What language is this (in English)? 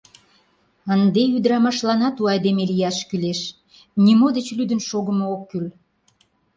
Mari